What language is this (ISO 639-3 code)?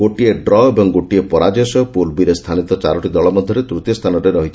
ori